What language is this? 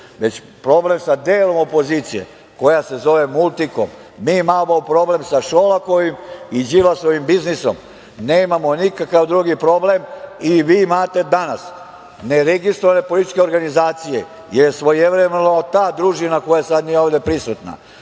Serbian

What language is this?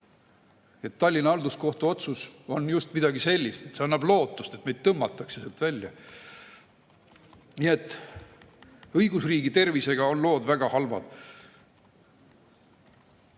Estonian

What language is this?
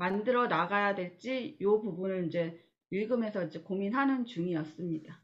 Korean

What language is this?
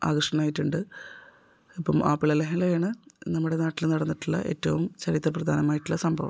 Malayalam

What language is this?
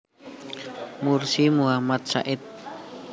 Javanese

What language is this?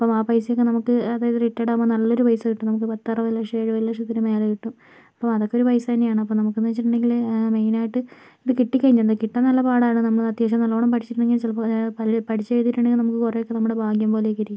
Malayalam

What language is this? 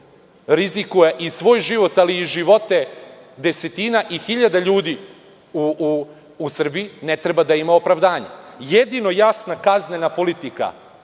Serbian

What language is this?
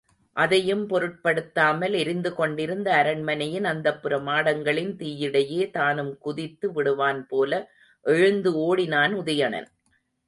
Tamil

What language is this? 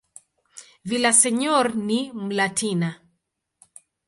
Swahili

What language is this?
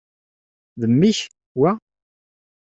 Kabyle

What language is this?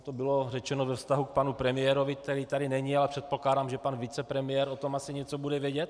Czech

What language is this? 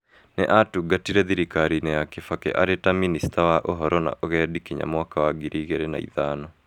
Kikuyu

